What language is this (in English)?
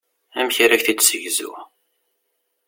Kabyle